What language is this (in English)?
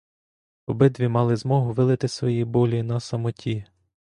Ukrainian